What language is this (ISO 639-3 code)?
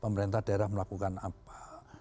ind